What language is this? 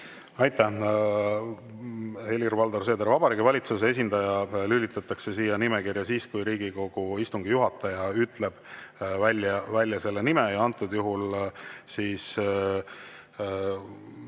Estonian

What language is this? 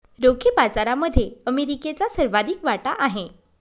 Marathi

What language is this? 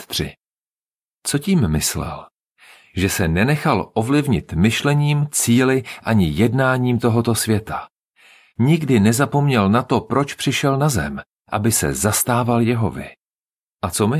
Czech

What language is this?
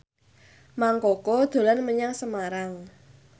Javanese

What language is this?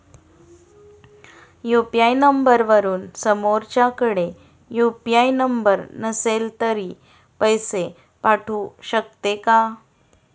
Marathi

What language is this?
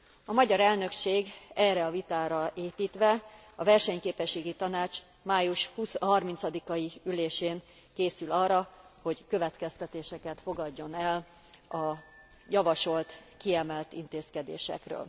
Hungarian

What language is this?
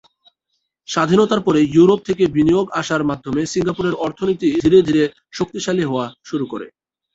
Bangla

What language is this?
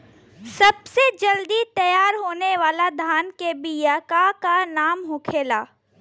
Bhojpuri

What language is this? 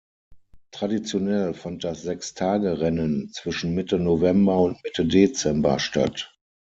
German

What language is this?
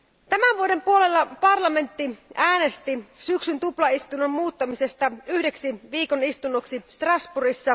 Finnish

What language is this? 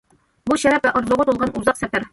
Uyghur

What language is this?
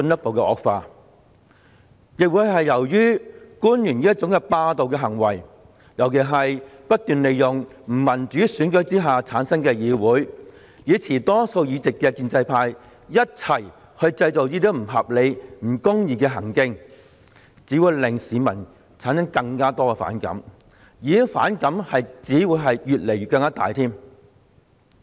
Cantonese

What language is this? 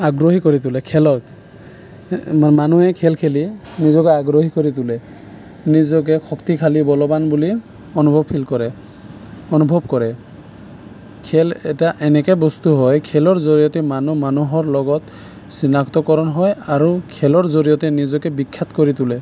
Assamese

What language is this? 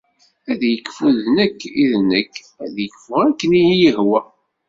Kabyle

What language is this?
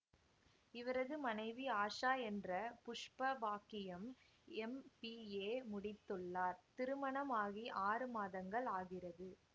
Tamil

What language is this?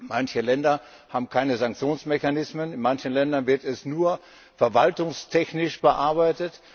German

